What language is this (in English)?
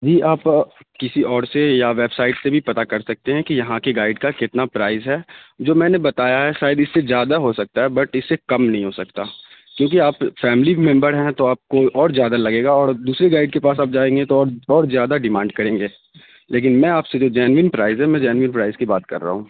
Urdu